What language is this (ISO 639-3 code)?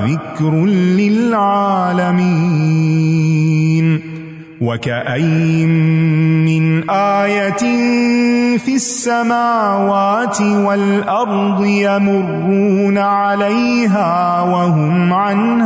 urd